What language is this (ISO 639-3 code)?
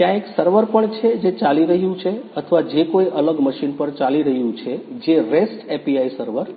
guj